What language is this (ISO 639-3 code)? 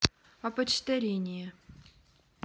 rus